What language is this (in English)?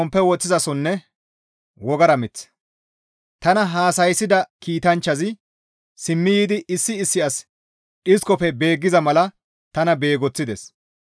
Gamo